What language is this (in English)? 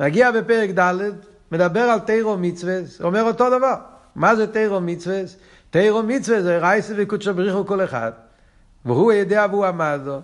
Hebrew